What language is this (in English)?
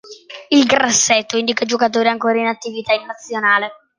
Italian